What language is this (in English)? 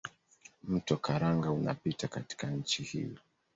Swahili